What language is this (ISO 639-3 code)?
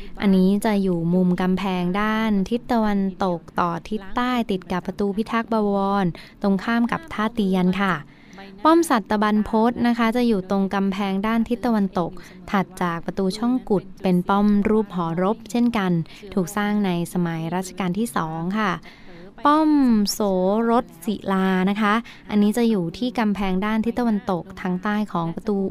tha